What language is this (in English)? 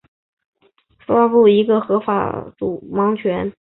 Chinese